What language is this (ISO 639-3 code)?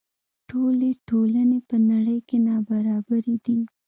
pus